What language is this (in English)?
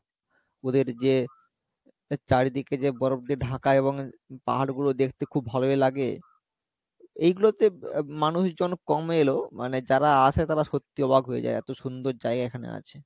Bangla